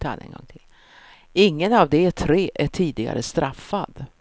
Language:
Swedish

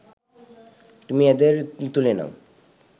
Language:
Bangla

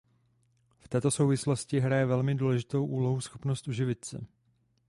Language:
Czech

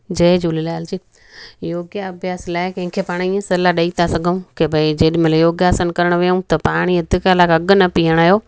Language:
Sindhi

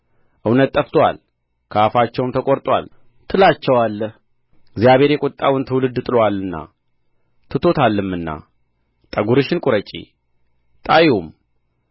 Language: Amharic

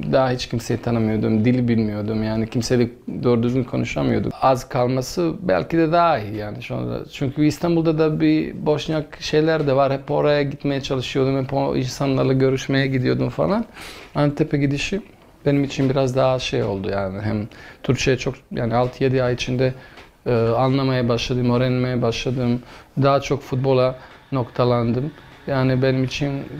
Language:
Turkish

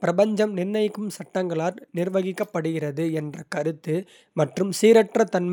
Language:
Kota (India)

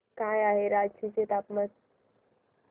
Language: Marathi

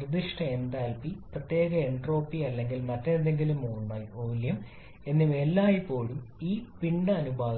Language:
Malayalam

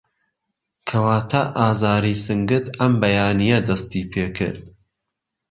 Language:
Central Kurdish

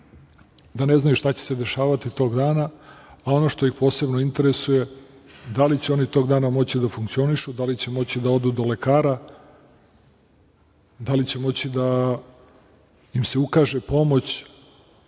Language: Serbian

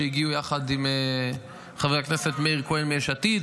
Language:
Hebrew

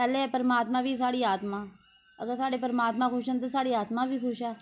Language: Dogri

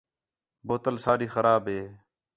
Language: Khetrani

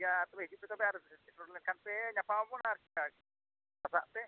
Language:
Santali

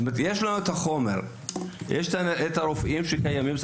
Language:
Hebrew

